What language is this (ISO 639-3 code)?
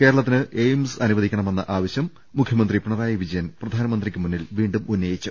mal